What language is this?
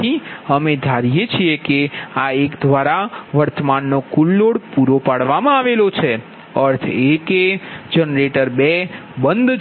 Gujarati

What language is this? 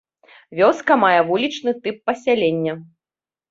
Belarusian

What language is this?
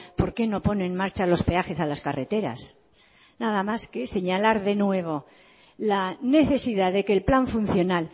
Spanish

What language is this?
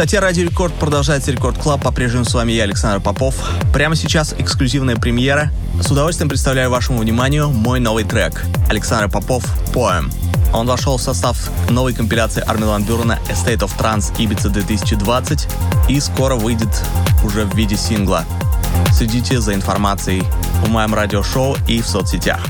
Russian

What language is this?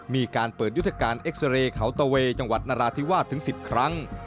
Thai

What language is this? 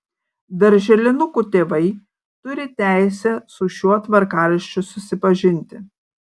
Lithuanian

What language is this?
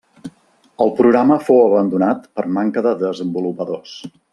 Catalan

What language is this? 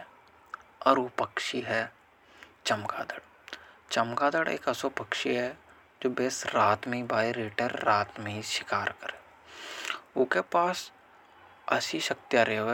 Hadothi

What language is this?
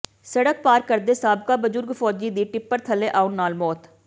Punjabi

